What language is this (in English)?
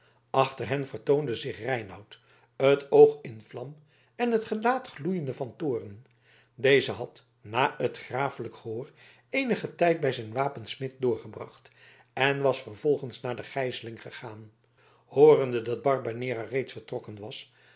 Dutch